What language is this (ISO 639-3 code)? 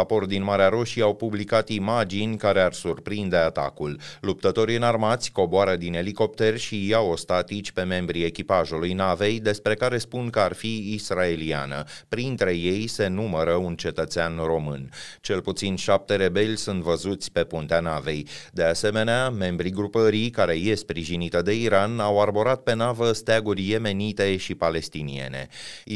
ron